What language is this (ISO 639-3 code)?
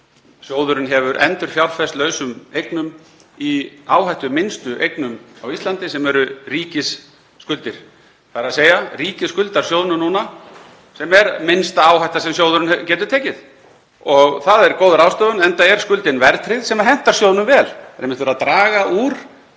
isl